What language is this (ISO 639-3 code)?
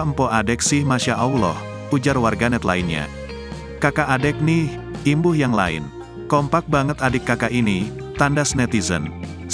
ind